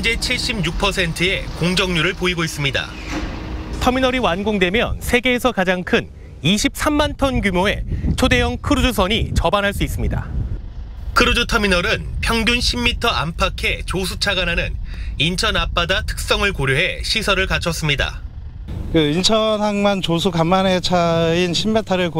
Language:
Korean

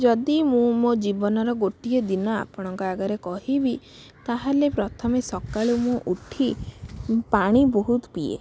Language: Odia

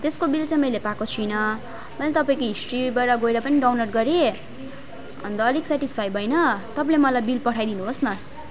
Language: Nepali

